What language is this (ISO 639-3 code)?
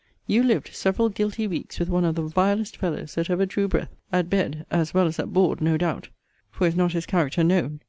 eng